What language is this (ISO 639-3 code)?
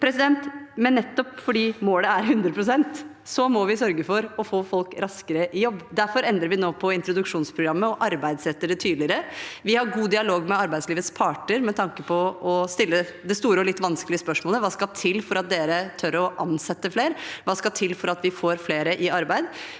nor